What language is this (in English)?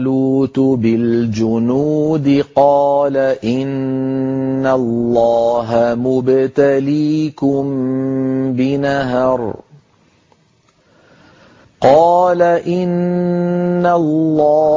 Arabic